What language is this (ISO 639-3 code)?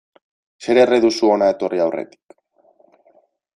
eus